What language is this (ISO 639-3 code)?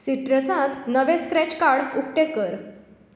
kok